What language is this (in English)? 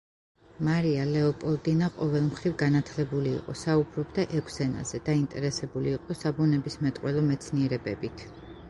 Georgian